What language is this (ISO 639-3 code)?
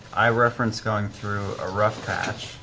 eng